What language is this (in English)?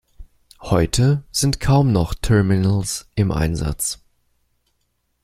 German